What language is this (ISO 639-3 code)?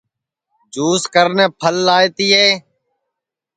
ssi